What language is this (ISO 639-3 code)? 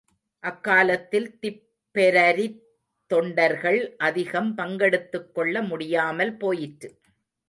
tam